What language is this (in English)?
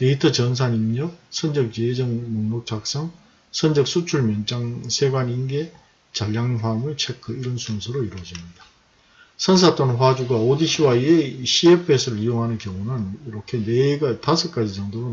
Korean